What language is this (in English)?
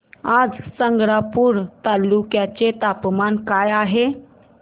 Marathi